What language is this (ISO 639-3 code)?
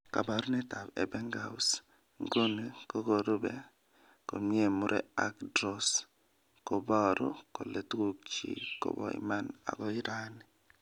kln